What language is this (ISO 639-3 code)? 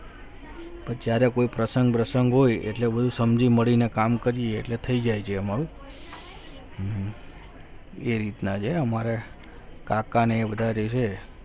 guj